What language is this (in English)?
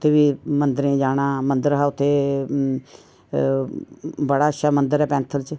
Dogri